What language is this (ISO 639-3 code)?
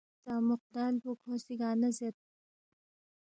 bft